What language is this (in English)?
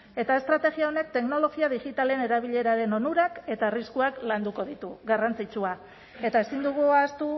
Basque